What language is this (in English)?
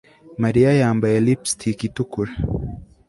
Kinyarwanda